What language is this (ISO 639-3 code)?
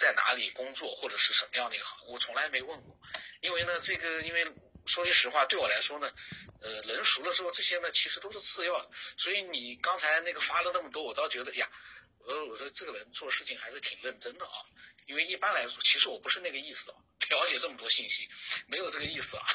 zho